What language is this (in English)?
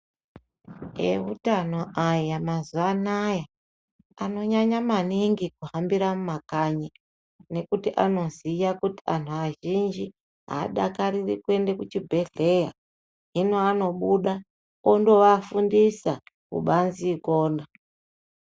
Ndau